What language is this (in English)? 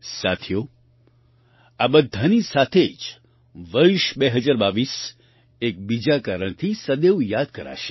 Gujarati